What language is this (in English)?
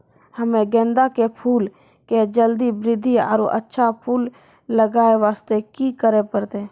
Maithili